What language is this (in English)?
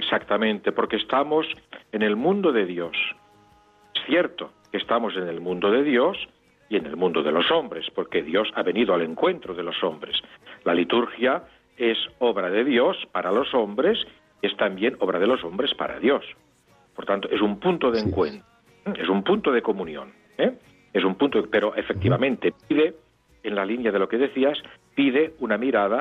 Spanish